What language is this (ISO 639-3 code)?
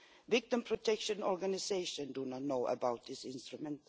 eng